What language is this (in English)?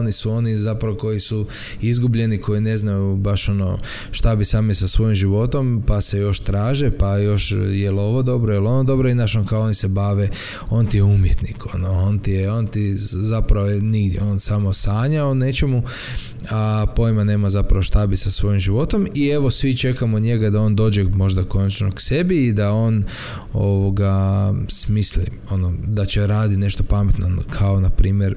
Croatian